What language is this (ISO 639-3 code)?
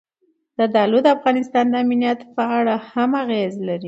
pus